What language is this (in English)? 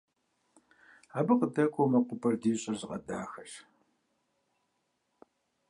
Kabardian